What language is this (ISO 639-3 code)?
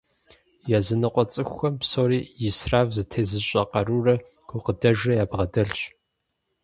kbd